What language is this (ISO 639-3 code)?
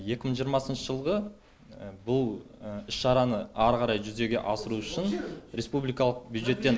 kaz